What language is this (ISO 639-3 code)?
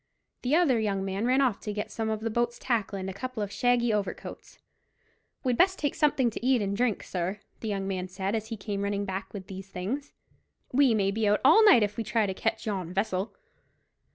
eng